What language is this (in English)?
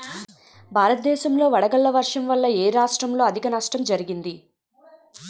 Telugu